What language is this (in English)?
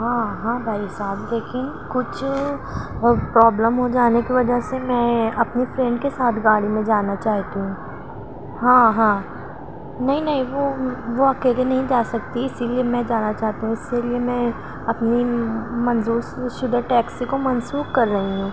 Urdu